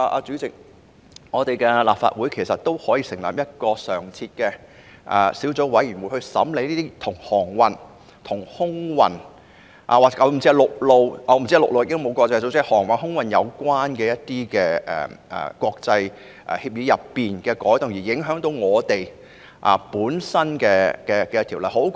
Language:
Cantonese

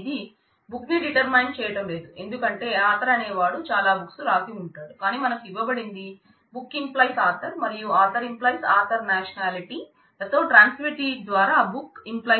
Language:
Telugu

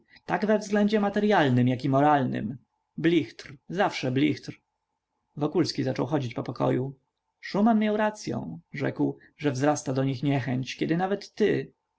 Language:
Polish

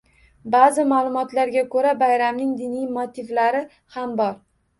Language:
Uzbek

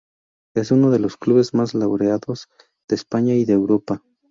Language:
Spanish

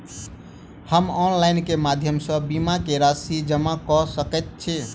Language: Maithili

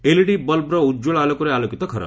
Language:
Odia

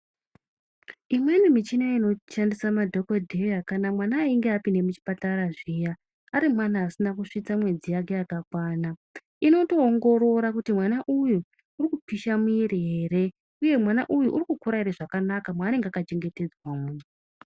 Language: Ndau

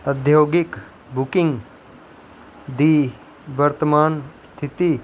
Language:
Dogri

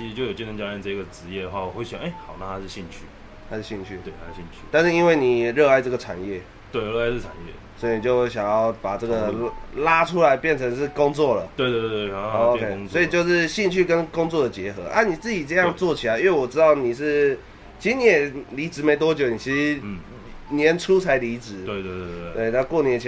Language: Chinese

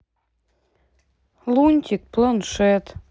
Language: Russian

